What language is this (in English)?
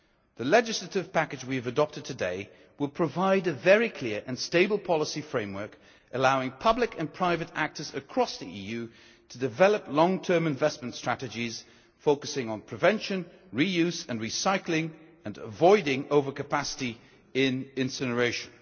English